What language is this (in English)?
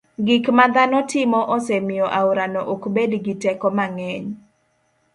Luo (Kenya and Tanzania)